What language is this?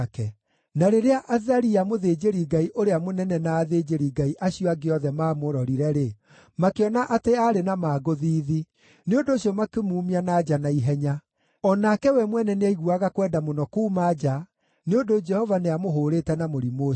Kikuyu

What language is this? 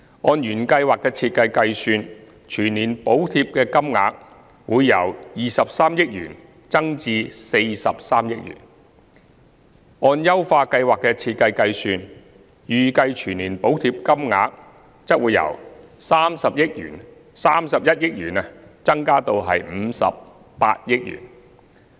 Cantonese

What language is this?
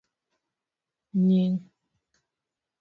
Luo (Kenya and Tanzania)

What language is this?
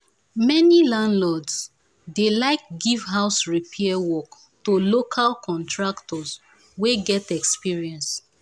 Nigerian Pidgin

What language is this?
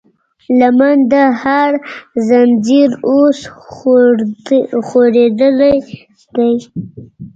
Pashto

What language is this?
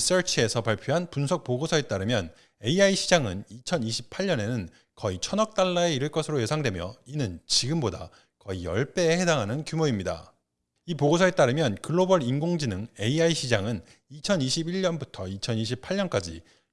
Korean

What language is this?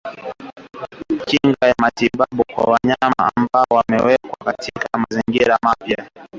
Swahili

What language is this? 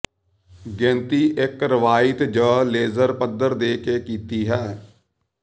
Punjabi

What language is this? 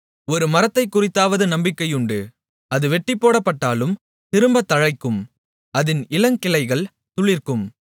Tamil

